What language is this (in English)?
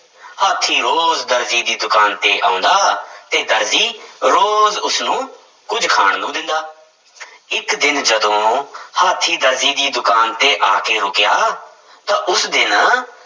Punjabi